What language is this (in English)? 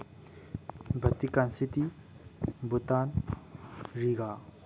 Manipuri